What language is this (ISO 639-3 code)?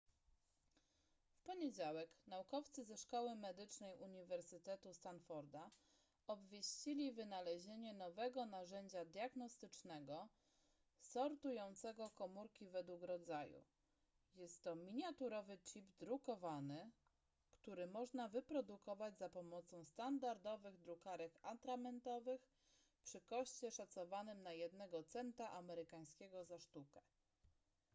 pol